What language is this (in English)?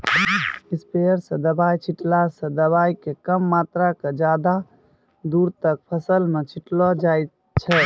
Maithili